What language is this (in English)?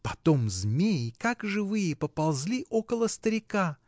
Russian